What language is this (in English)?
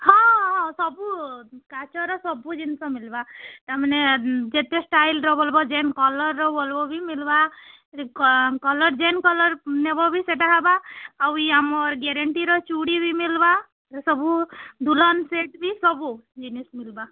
Odia